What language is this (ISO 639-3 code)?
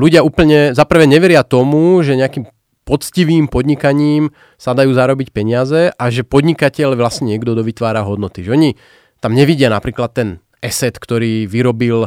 slk